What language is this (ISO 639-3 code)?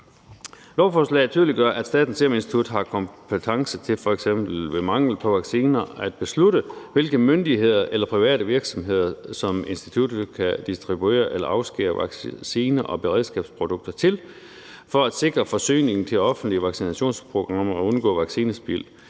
dan